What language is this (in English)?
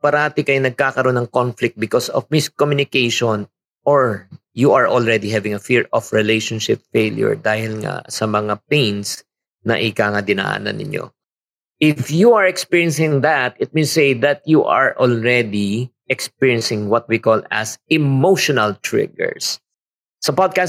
Filipino